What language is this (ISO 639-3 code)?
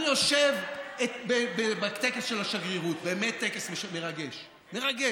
heb